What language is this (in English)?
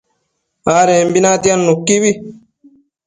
Matsés